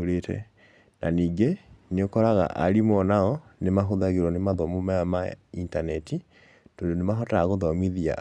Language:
Kikuyu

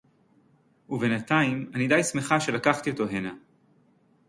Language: Hebrew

